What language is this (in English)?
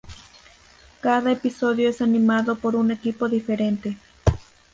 Spanish